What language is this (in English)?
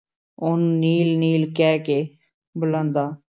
Punjabi